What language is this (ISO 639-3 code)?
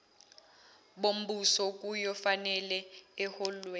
zul